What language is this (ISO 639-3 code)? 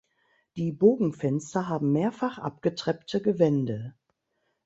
deu